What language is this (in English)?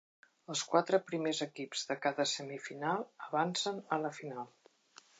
Catalan